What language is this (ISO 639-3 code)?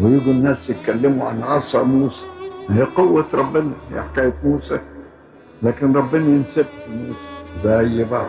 ara